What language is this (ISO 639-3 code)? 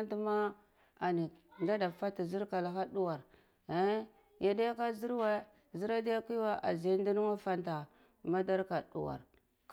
ckl